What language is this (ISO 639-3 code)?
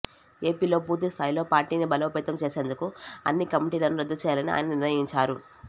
tel